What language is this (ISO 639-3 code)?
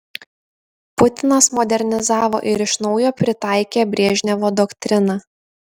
lit